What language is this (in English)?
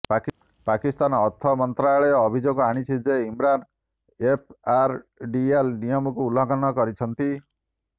Odia